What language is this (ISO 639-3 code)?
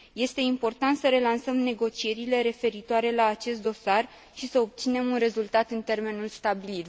ron